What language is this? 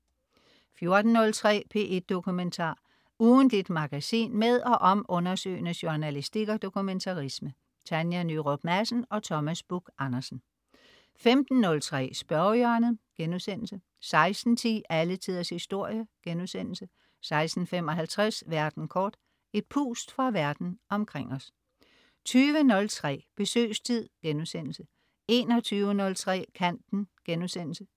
Danish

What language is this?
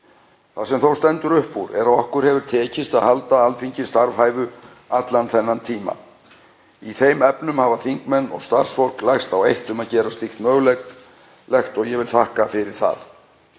Icelandic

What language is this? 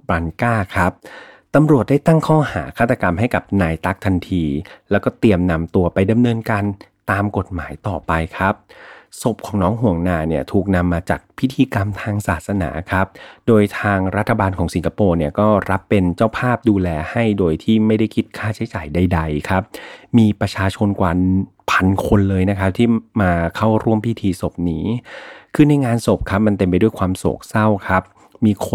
Thai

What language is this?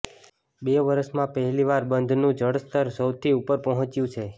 Gujarati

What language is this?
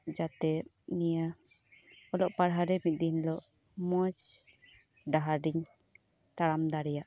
Santali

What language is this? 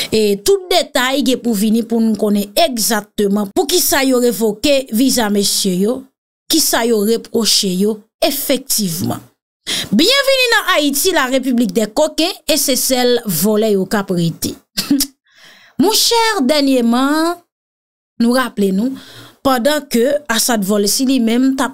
French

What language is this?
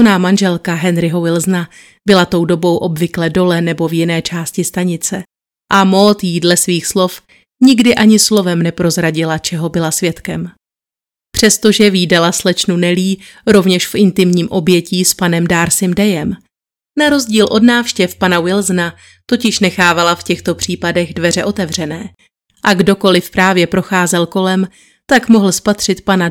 Czech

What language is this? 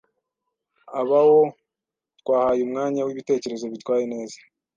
Kinyarwanda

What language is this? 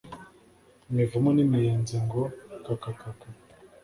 Kinyarwanda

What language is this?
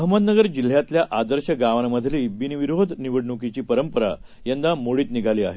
Marathi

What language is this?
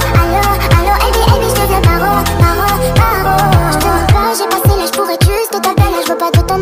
Arabic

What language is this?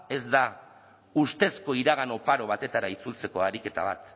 Basque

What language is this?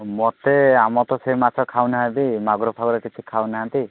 Odia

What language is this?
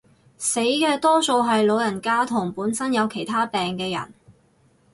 Cantonese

